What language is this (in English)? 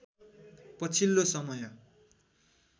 Nepali